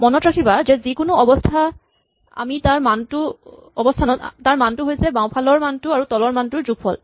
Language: Assamese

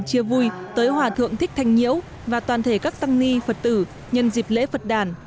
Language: Vietnamese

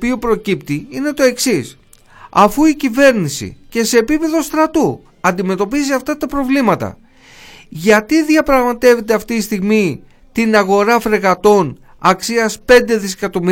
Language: Greek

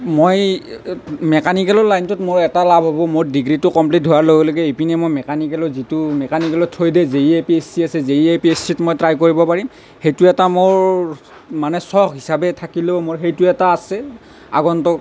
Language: Assamese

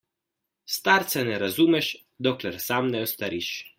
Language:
Slovenian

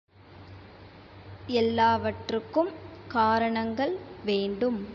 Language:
Tamil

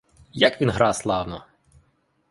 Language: Ukrainian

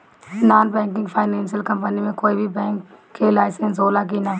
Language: Bhojpuri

